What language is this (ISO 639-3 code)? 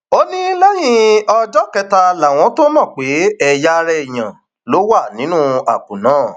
yor